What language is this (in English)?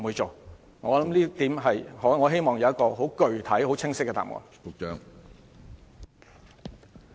Cantonese